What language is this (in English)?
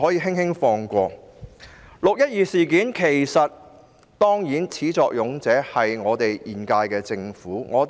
Cantonese